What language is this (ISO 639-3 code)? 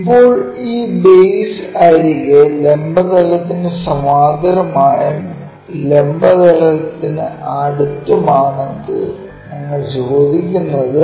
mal